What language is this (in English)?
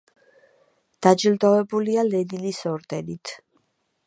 Georgian